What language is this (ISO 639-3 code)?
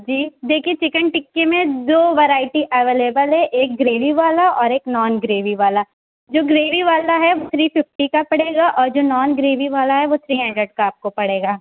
urd